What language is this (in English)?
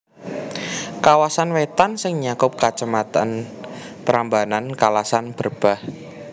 Javanese